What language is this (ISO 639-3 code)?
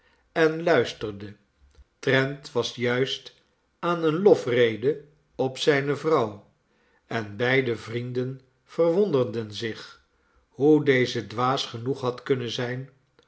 nld